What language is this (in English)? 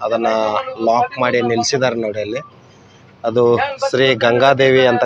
Arabic